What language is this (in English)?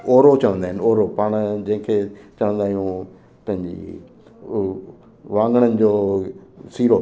Sindhi